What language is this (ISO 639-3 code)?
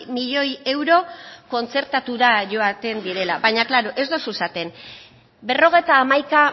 eus